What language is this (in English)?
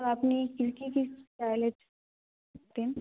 Bangla